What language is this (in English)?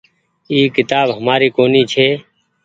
Goaria